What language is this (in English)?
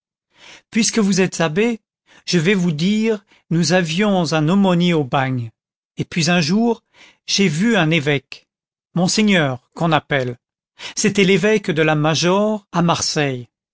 French